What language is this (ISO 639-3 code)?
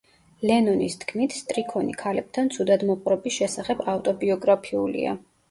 kat